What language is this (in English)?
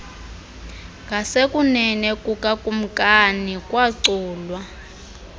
Xhosa